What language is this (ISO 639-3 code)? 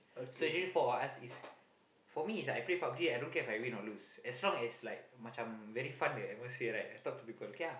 eng